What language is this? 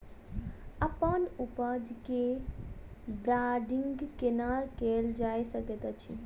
Maithili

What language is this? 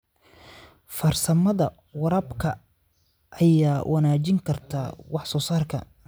Somali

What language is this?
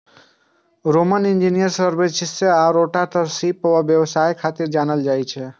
Maithili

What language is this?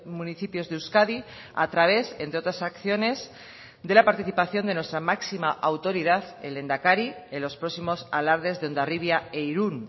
Spanish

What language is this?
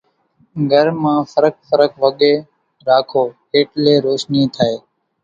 Kachi Koli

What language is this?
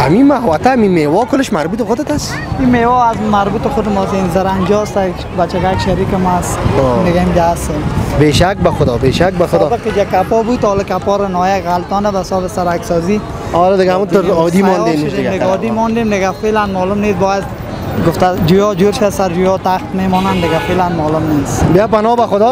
Persian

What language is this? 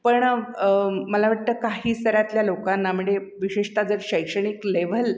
Marathi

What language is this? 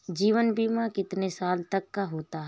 Hindi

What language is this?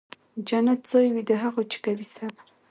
Pashto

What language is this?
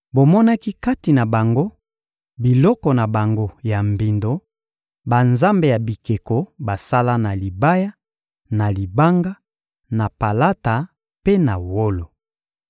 Lingala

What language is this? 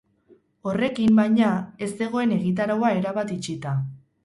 Basque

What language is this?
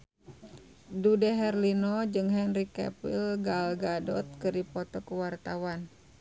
Sundanese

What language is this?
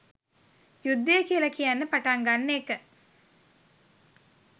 Sinhala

